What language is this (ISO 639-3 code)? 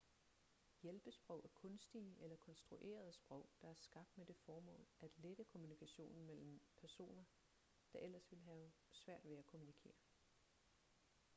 dan